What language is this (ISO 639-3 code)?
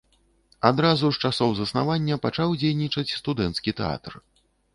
bel